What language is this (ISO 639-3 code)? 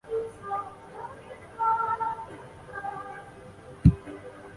zho